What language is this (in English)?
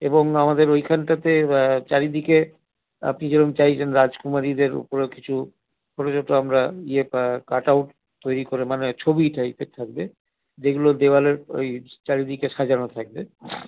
Bangla